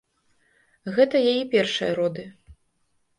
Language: Belarusian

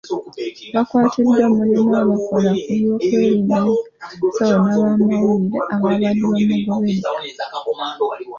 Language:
Ganda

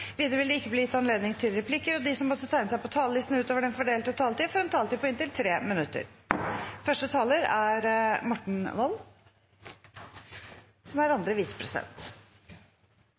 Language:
Norwegian Nynorsk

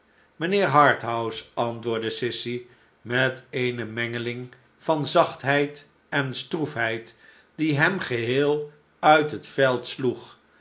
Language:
Dutch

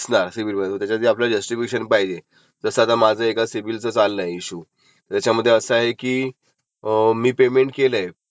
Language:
Marathi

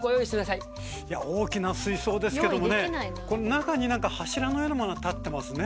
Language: Japanese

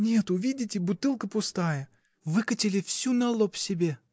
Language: Russian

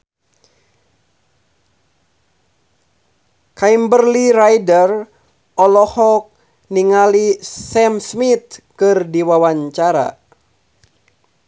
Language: Sundanese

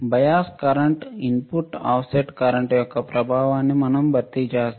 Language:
Telugu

